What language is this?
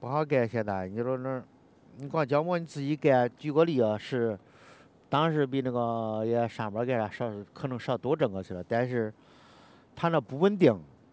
Chinese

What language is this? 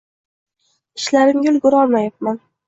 Uzbek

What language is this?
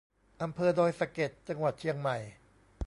Thai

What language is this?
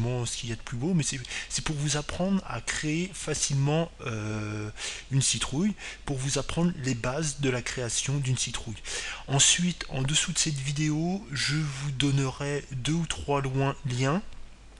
French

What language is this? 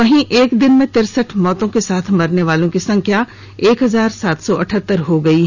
Hindi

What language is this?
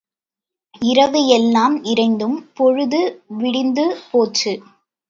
Tamil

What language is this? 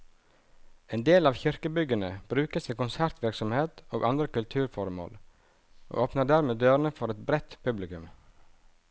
Norwegian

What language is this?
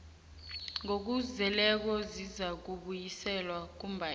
South Ndebele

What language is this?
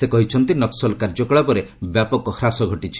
Odia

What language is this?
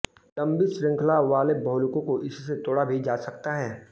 Hindi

